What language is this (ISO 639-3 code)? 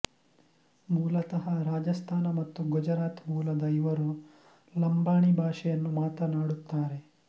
kan